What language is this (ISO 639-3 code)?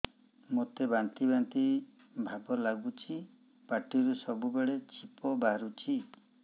ori